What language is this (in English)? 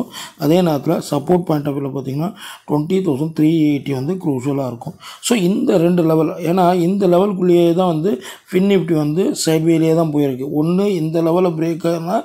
Tamil